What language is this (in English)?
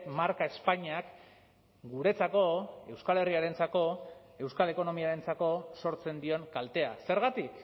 Basque